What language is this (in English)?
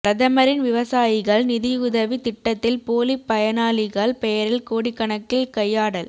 Tamil